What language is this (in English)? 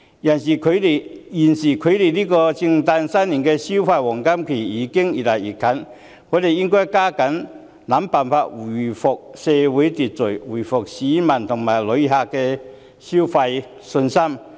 Cantonese